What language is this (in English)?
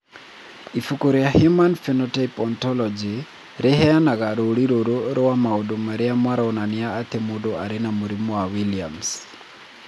Kikuyu